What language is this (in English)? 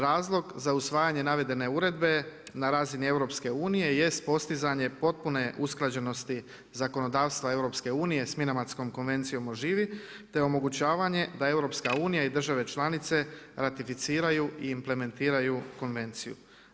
Croatian